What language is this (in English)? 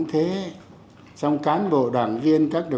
Vietnamese